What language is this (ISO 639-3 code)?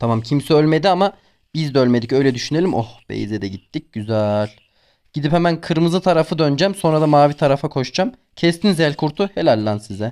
tur